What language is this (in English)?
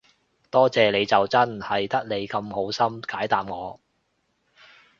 Cantonese